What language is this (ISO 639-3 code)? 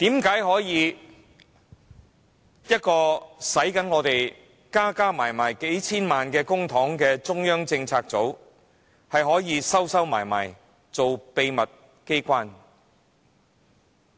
yue